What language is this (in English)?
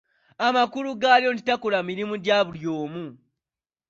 Ganda